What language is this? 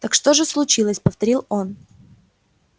Russian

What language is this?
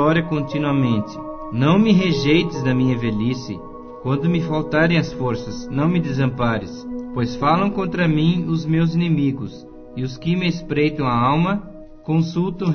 Portuguese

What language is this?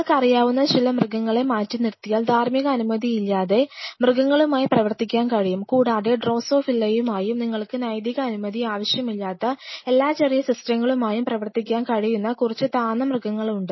Malayalam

